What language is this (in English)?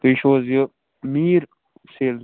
Kashmiri